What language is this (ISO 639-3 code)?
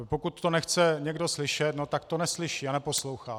ces